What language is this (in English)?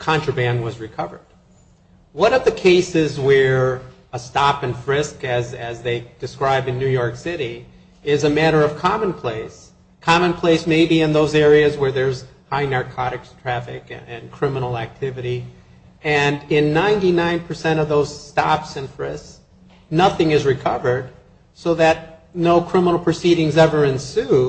English